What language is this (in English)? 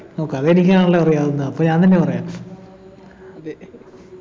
Malayalam